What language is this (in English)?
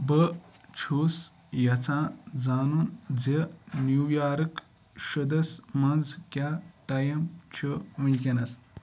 Kashmiri